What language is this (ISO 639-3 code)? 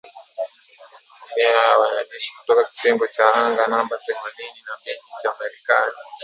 swa